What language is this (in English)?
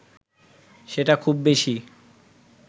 Bangla